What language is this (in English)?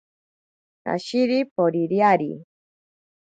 Ashéninka Perené